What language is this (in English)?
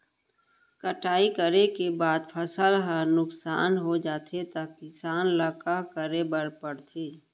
Chhattisgarhi